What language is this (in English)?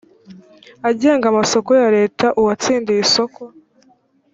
Kinyarwanda